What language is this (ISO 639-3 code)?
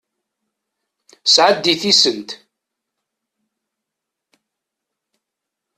kab